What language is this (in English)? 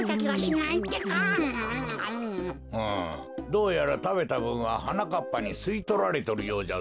Japanese